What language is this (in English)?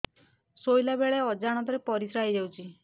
Odia